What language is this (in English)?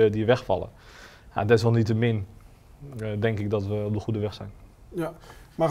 Dutch